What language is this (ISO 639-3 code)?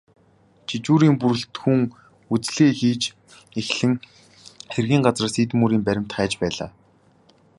mon